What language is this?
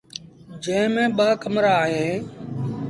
Sindhi Bhil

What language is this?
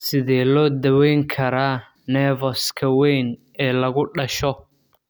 Somali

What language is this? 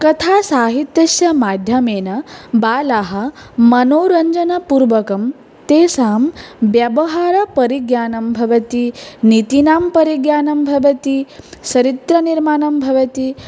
Sanskrit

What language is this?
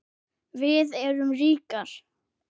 Icelandic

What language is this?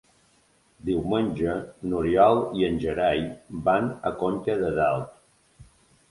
Catalan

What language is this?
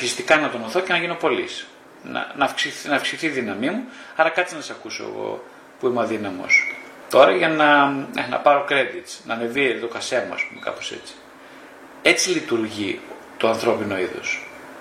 Greek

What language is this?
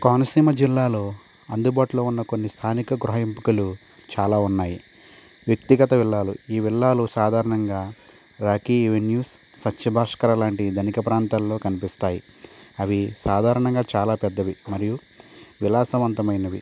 Telugu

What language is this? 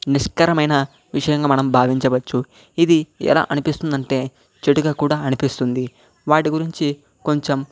Telugu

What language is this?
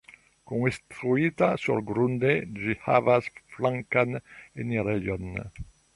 Esperanto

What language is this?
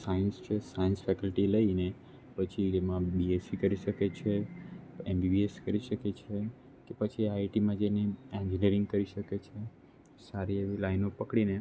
Gujarati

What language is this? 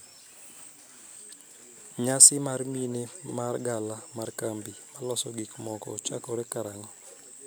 Luo (Kenya and Tanzania)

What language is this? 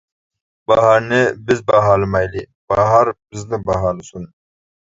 Uyghur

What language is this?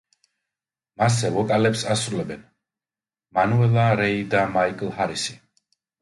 Georgian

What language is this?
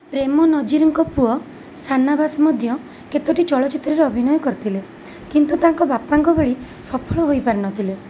Odia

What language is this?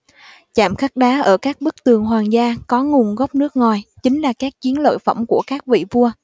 Vietnamese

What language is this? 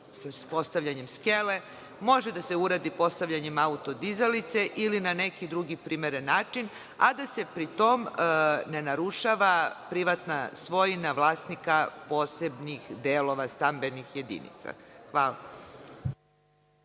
Serbian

